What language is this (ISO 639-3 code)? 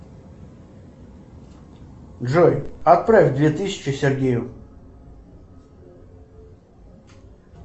rus